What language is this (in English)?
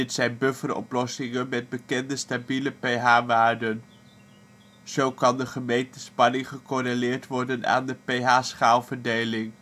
Dutch